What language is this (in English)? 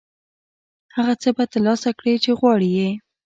Pashto